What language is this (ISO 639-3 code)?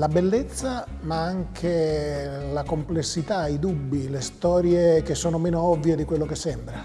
ita